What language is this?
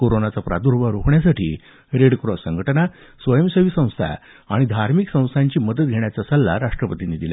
Marathi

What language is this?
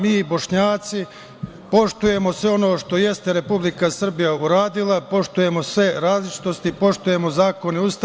Serbian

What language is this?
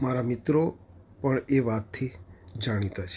Gujarati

